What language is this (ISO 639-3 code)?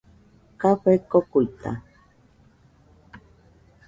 hux